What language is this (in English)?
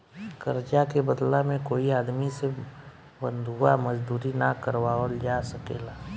Bhojpuri